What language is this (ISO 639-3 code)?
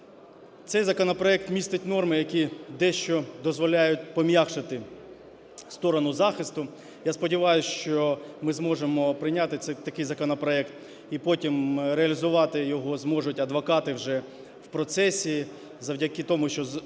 ukr